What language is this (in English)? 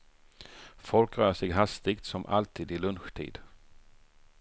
Swedish